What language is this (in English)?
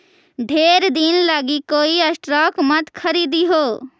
Magahi